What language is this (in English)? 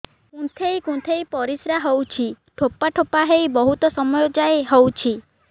Odia